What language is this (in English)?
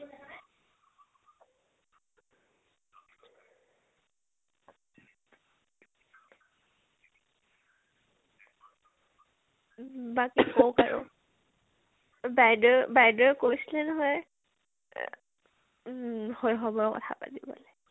Assamese